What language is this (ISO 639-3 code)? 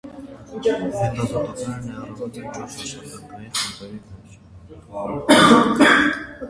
hye